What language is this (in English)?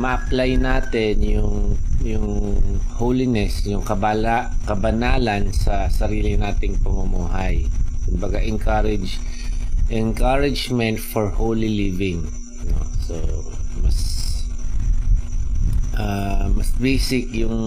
Filipino